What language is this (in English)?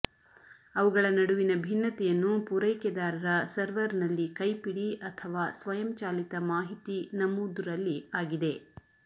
Kannada